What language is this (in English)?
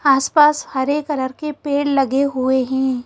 Hindi